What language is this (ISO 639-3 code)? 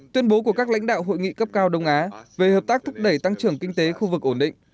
vie